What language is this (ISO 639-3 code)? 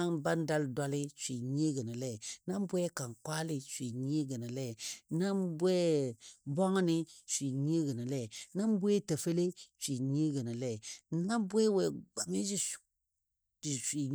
dbd